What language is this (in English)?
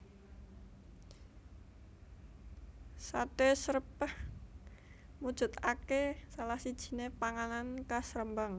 Javanese